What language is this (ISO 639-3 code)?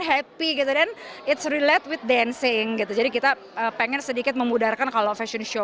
ind